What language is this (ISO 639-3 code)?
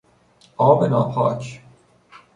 fas